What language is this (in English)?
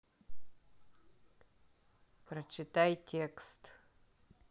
Russian